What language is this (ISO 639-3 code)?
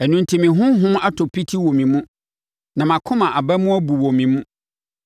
aka